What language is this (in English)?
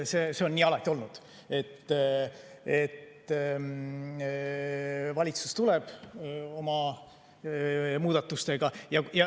Estonian